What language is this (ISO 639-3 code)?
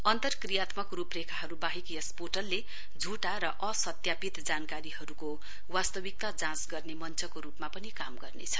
nep